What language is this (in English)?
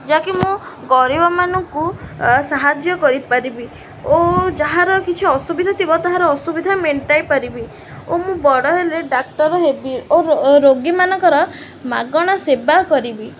Odia